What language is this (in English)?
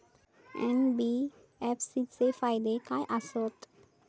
Marathi